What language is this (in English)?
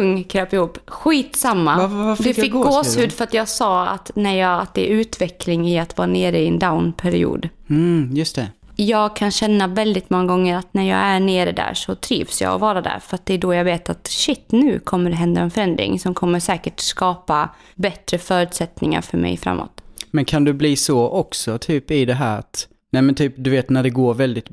Swedish